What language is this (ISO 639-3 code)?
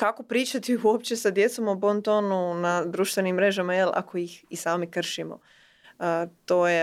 hrv